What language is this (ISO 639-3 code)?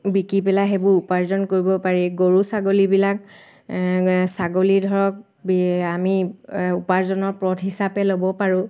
asm